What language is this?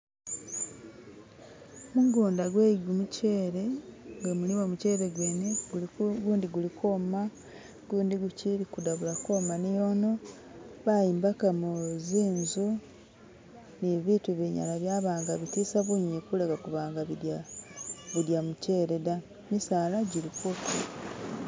Masaaba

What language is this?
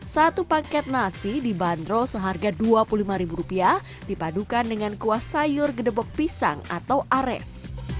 Indonesian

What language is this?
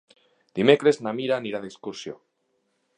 Catalan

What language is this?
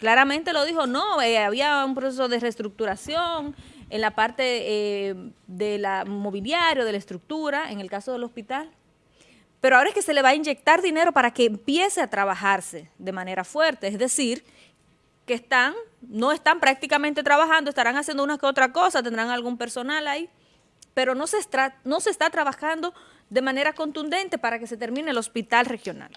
Spanish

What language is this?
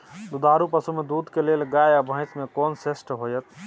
Maithili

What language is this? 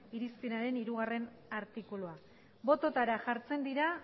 Basque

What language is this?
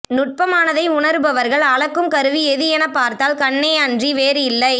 Tamil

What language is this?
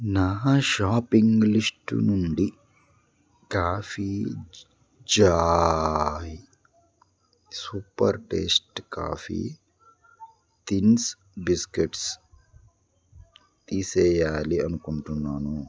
Telugu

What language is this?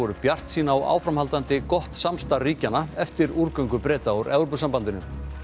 Icelandic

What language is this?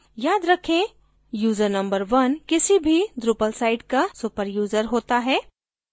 Hindi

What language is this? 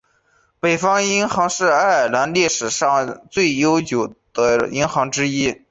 Chinese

